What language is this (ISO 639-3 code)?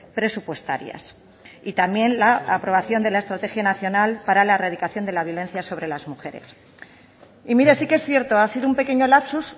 spa